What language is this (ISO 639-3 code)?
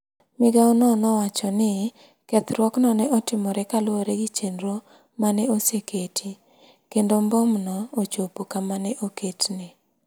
luo